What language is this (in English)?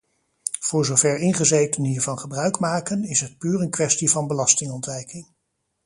Dutch